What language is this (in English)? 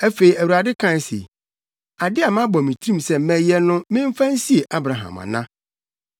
Akan